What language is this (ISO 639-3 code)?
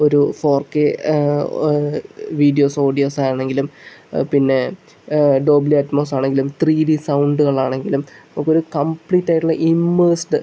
mal